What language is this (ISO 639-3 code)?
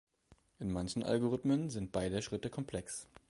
deu